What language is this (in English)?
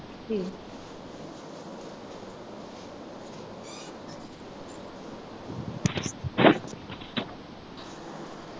Punjabi